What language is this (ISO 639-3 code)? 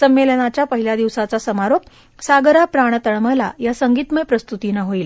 mar